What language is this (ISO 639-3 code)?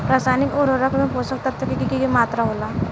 bho